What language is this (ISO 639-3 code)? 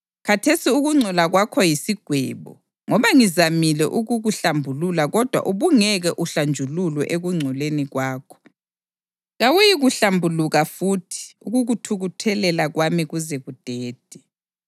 nde